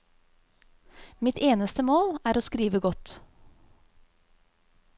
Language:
Norwegian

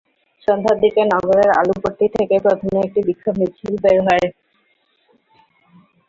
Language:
Bangla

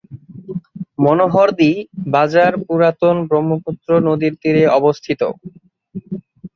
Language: Bangla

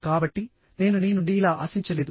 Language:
Telugu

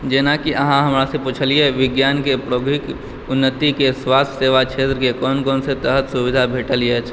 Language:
Maithili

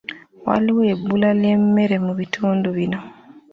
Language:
Ganda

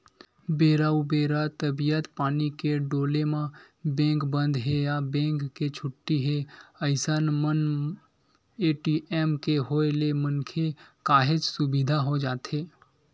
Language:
Chhattisgarhi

